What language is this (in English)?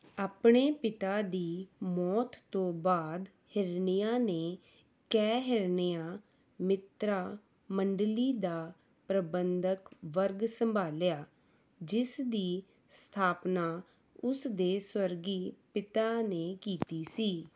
Punjabi